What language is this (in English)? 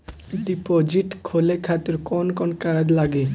Bhojpuri